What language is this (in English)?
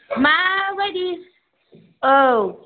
Bodo